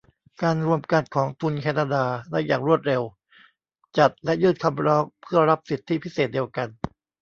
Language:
Thai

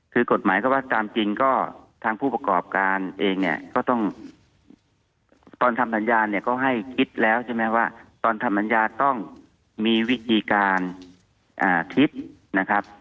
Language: Thai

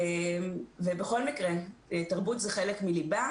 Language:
Hebrew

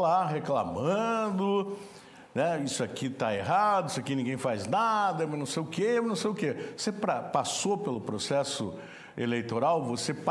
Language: Portuguese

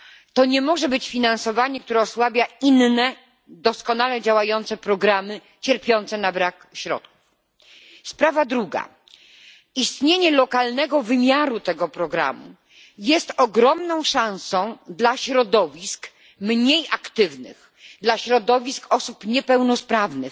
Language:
Polish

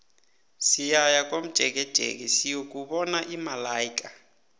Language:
South Ndebele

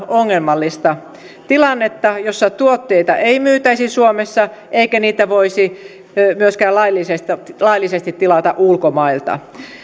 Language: Finnish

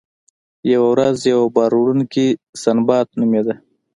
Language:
Pashto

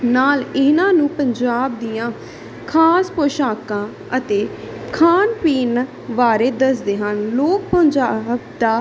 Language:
Punjabi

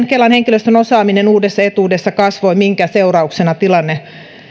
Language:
Finnish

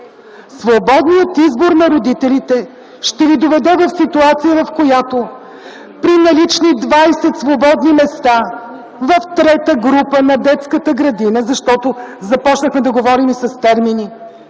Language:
Bulgarian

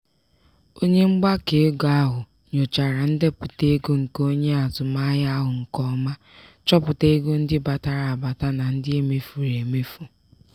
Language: Igbo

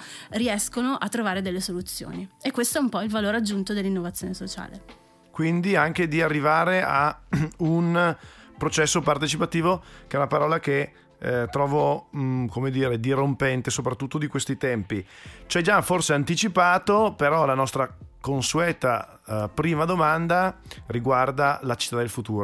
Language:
Italian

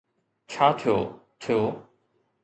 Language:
Sindhi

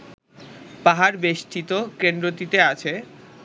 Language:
Bangla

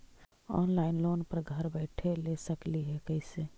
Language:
Magahi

